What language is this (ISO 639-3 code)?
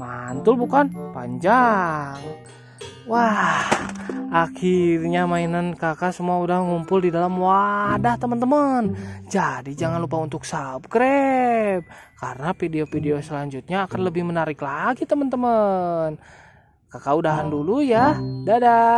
ind